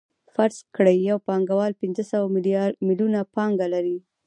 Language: Pashto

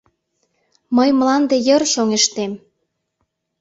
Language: Mari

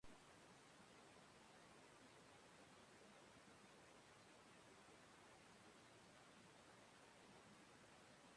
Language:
Basque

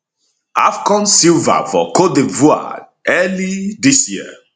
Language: Nigerian Pidgin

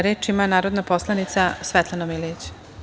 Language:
Serbian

